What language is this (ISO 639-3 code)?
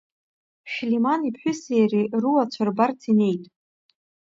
abk